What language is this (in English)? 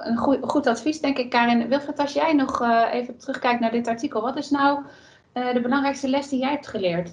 Dutch